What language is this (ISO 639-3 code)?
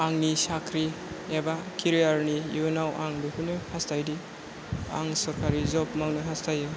brx